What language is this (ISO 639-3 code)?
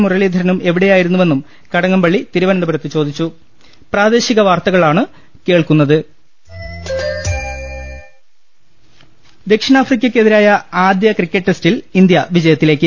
mal